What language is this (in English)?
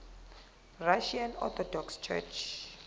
Zulu